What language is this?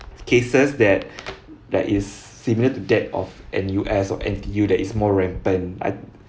English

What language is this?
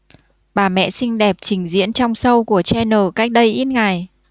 Vietnamese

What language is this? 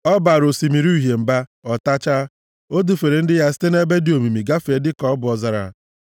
Igbo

